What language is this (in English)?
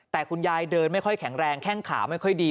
Thai